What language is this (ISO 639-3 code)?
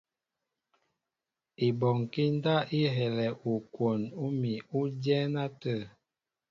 mbo